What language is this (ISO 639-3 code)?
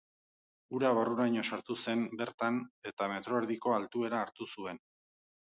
eus